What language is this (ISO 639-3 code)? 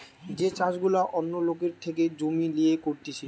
ben